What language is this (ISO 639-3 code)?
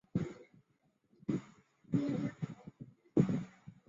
zho